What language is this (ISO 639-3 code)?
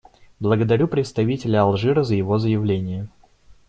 rus